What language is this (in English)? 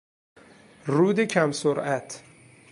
Persian